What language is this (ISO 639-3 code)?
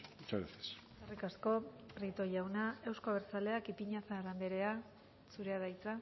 eus